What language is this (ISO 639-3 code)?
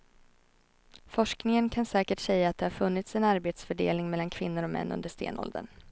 swe